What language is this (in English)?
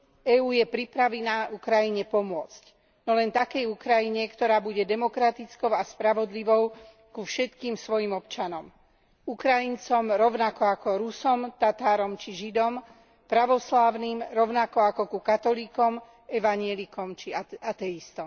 Slovak